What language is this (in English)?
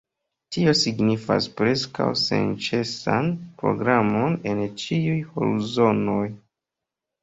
Esperanto